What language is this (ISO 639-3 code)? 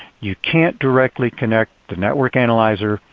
eng